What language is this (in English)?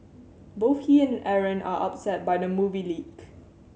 English